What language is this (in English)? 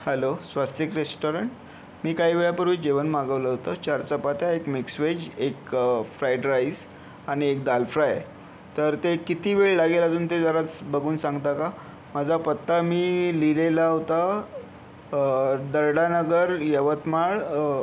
Marathi